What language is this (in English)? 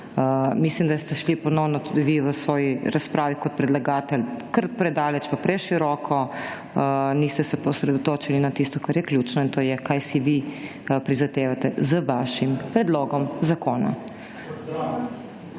Slovenian